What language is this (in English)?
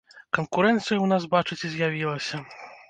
Belarusian